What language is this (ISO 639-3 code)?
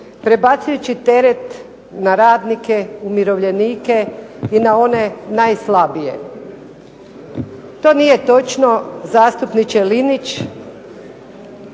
hrv